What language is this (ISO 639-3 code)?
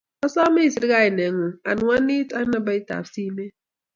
kln